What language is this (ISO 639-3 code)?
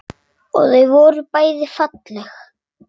isl